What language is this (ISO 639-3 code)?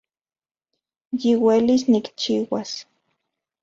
ncx